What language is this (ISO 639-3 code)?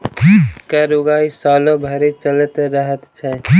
mai